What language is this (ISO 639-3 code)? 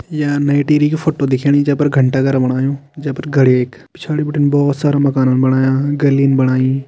kfy